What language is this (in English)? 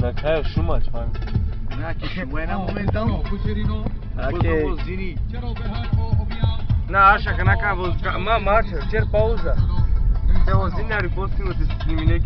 Romanian